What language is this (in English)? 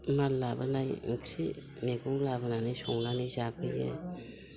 Bodo